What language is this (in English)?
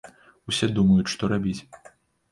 Belarusian